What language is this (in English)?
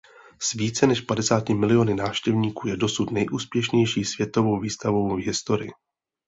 Czech